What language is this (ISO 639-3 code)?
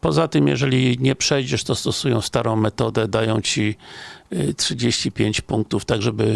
pol